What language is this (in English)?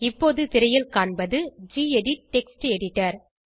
Tamil